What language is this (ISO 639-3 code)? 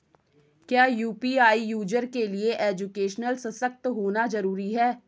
hin